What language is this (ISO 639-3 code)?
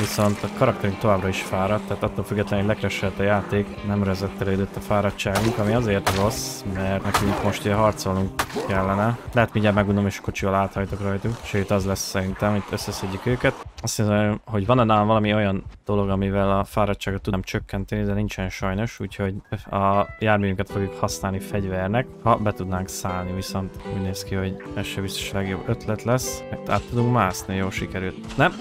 hun